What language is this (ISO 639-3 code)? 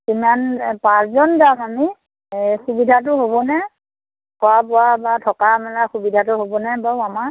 asm